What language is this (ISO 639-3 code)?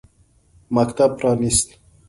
pus